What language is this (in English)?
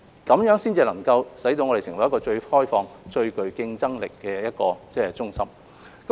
Cantonese